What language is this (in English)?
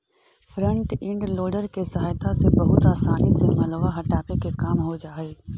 Magahi